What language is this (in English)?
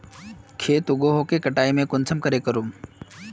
Magahi